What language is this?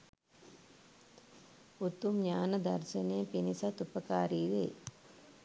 Sinhala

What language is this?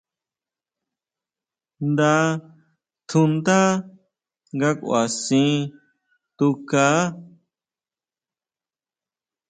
Huautla Mazatec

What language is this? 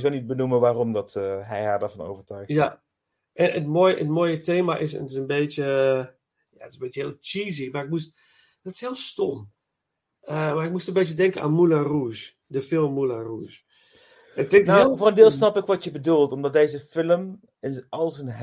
Dutch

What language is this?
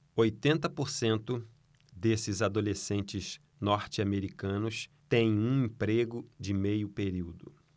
Portuguese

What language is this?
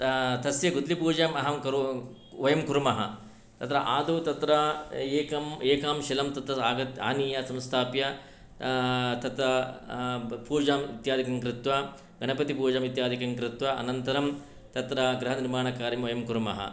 Sanskrit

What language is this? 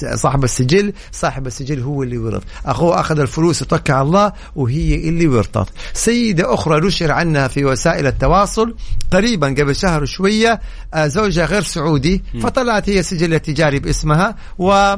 Arabic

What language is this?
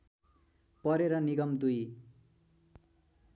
Nepali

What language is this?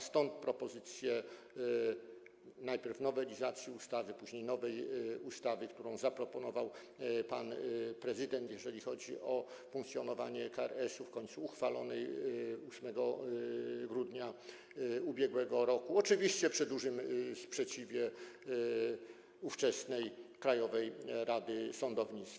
Polish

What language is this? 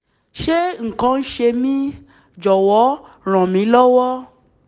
Yoruba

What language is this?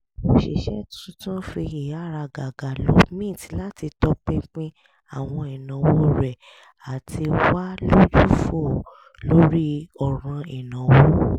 Yoruba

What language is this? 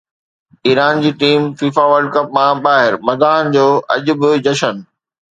Sindhi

